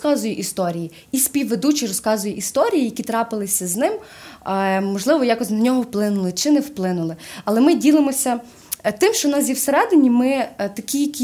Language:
Ukrainian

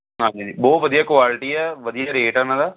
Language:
Punjabi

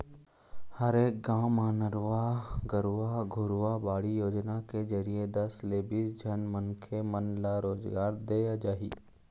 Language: Chhattisgarhi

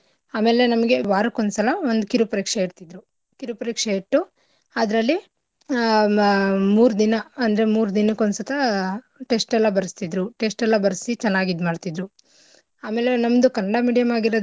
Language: Kannada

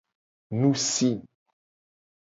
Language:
Gen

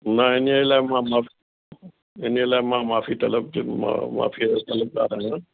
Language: Sindhi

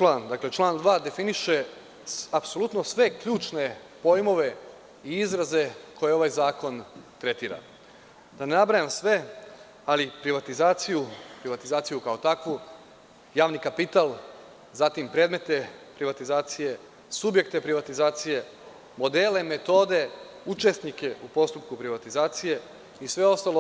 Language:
Serbian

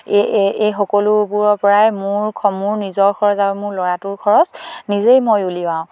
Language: Assamese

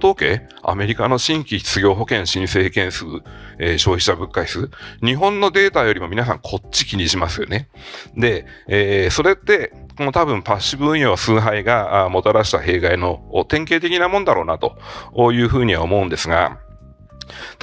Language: Japanese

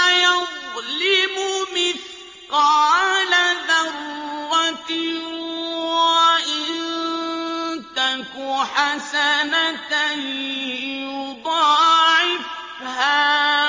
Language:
Arabic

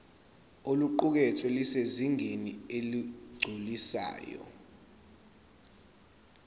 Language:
Zulu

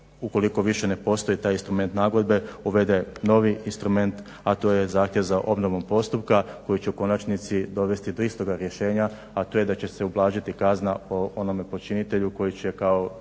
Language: Croatian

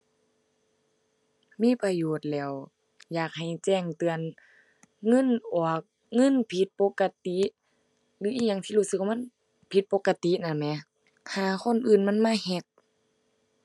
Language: Thai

